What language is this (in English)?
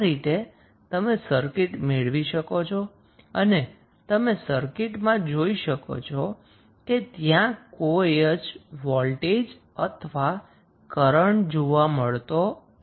Gujarati